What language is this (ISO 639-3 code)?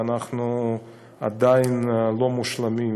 heb